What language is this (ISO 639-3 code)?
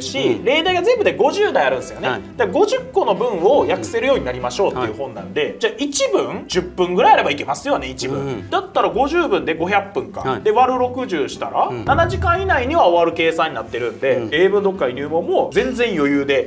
jpn